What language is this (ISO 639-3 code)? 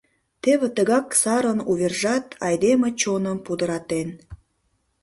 chm